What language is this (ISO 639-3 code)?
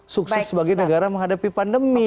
ind